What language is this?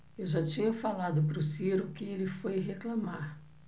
Portuguese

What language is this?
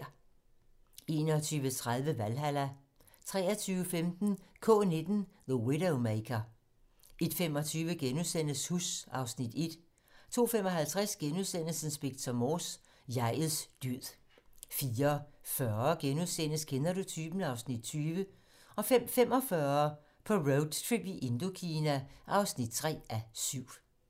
Danish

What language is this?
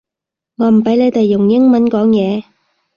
Cantonese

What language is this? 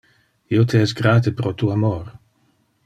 Interlingua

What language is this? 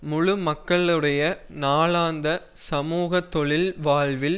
Tamil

